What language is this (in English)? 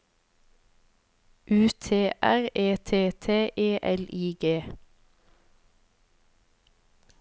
Norwegian